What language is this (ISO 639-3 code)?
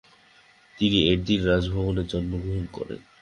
ben